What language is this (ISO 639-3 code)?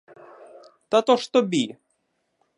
ukr